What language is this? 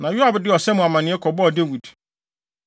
Akan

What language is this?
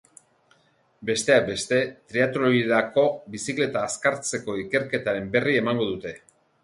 Basque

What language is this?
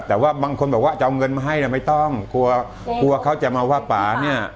Thai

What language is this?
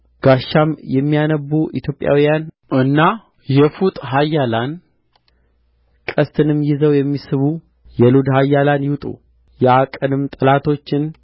Amharic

